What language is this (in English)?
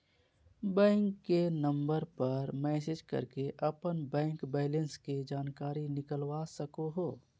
Magahi